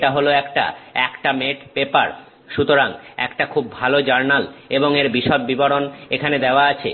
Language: Bangla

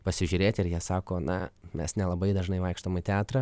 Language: Lithuanian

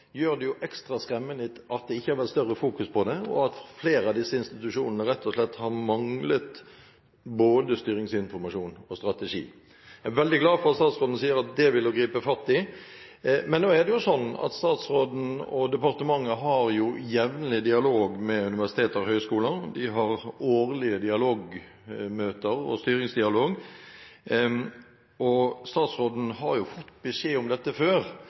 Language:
Norwegian Bokmål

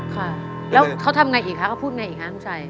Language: Thai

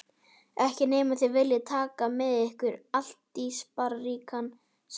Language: Icelandic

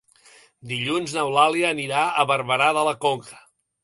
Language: Catalan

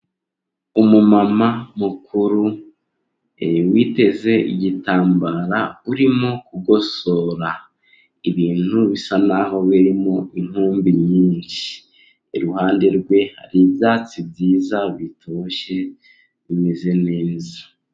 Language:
Kinyarwanda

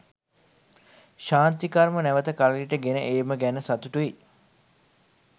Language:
Sinhala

